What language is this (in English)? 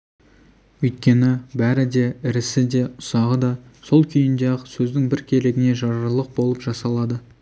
Kazakh